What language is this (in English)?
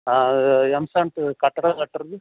Tamil